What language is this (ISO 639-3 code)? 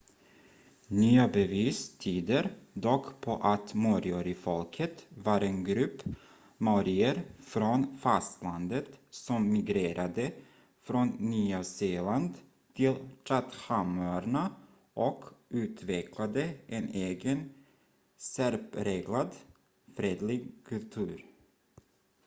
swe